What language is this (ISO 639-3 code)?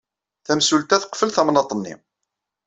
kab